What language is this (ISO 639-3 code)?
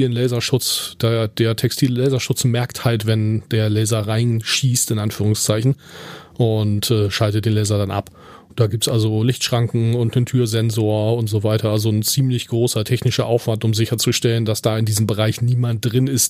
deu